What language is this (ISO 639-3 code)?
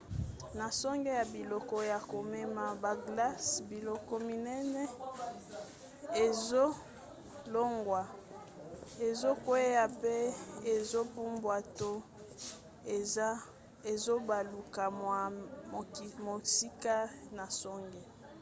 lin